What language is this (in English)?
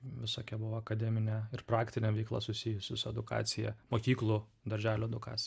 Lithuanian